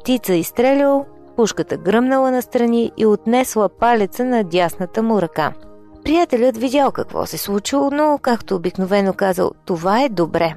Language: Bulgarian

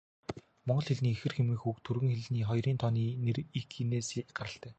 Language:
Mongolian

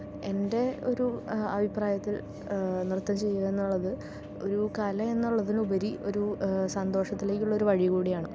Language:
Malayalam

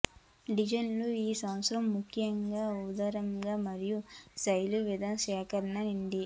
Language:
Telugu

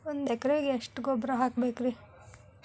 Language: Kannada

